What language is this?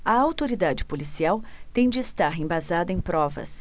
Portuguese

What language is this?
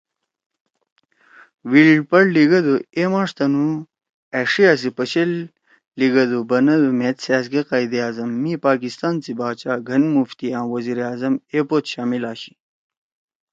Torwali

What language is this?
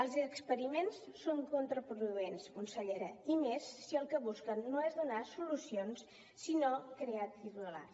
Catalan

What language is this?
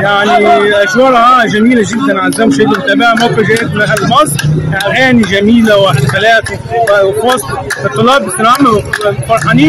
Arabic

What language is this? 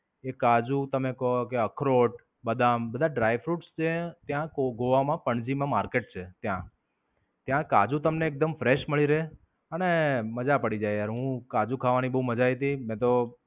Gujarati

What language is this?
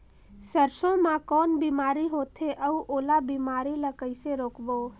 Chhattisgarhi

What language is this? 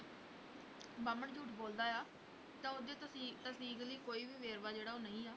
Punjabi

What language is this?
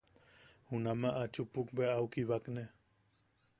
Yaqui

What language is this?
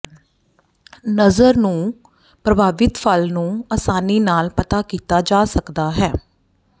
Punjabi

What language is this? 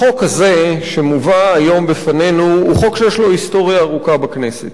Hebrew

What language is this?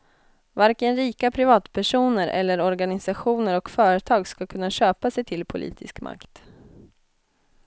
Swedish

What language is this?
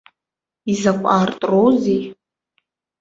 Abkhazian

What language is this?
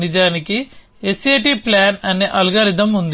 Telugu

